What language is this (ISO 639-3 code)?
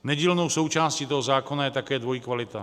ces